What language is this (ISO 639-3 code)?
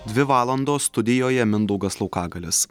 lit